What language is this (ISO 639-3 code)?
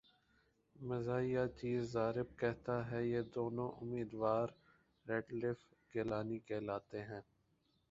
urd